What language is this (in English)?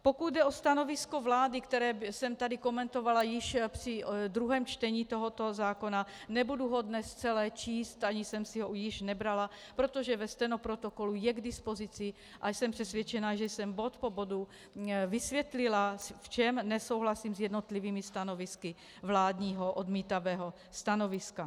Czech